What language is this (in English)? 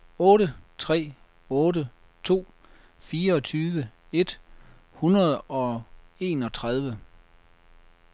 Danish